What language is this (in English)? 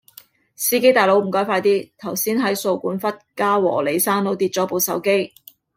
Cantonese